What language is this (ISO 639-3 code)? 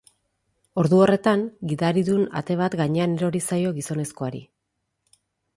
eus